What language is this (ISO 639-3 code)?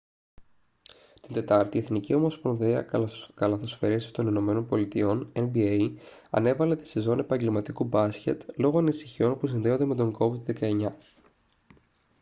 ell